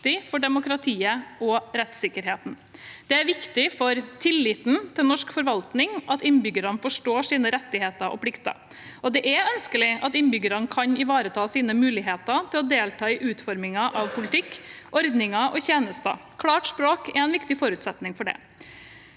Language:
Norwegian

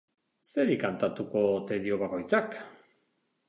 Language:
Basque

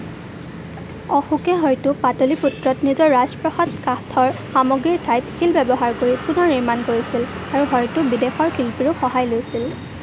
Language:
Assamese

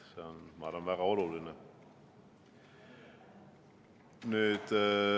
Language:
Estonian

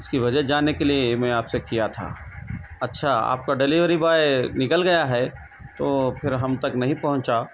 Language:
Urdu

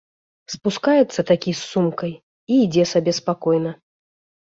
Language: Belarusian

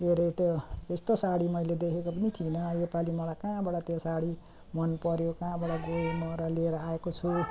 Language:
Nepali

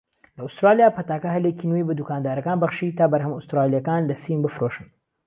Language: Central Kurdish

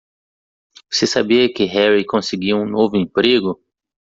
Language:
Portuguese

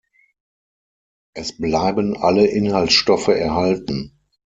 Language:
German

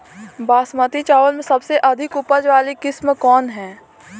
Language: Bhojpuri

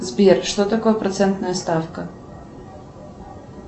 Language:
Russian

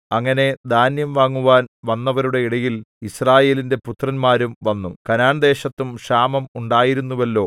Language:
Malayalam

